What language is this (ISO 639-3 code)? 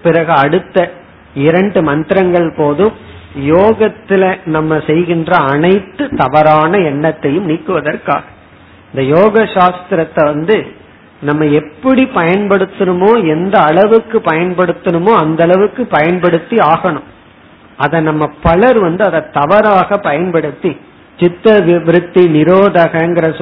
tam